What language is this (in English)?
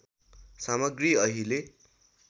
Nepali